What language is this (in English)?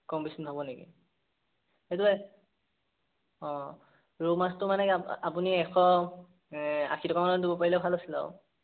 Assamese